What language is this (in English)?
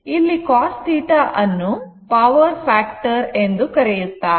Kannada